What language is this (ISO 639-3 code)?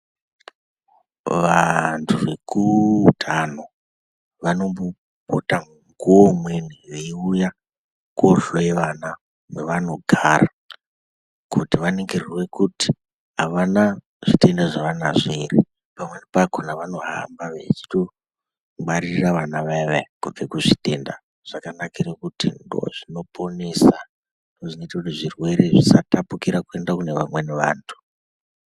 ndc